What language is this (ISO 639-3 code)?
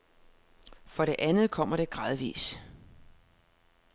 dan